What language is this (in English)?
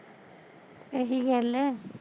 Punjabi